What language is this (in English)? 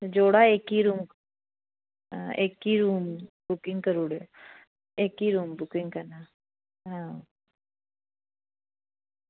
Dogri